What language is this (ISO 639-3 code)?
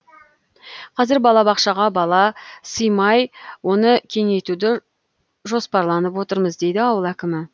kaz